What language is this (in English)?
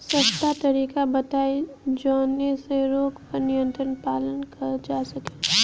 Bhojpuri